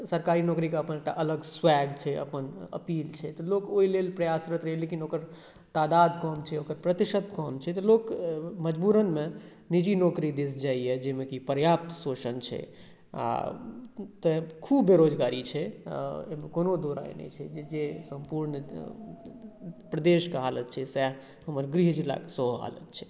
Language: Maithili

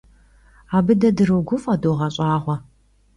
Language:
Kabardian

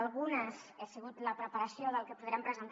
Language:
Catalan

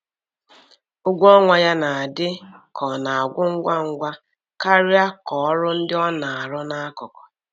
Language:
Igbo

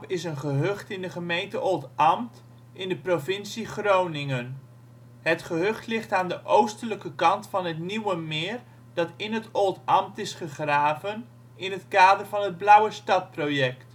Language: Dutch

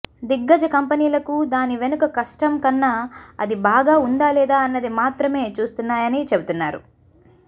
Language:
Telugu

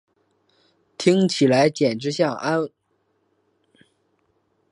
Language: Chinese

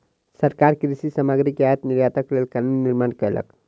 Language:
Maithili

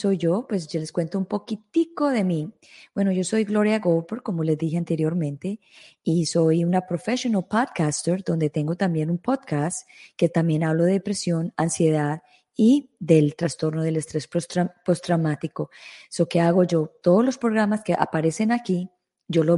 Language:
Spanish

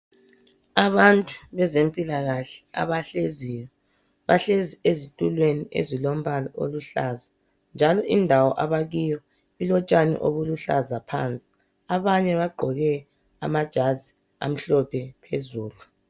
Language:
North Ndebele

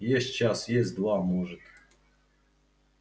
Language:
Russian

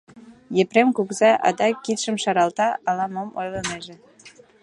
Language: Mari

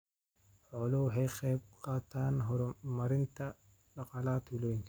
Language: Somali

